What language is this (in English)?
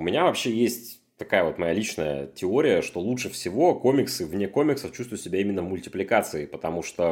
Russian